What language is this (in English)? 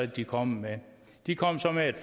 Danish